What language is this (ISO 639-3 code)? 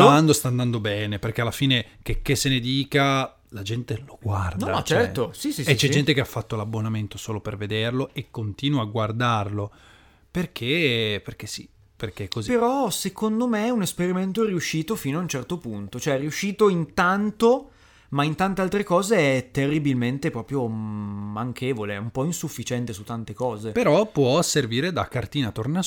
ita